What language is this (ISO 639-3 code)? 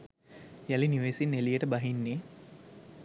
sin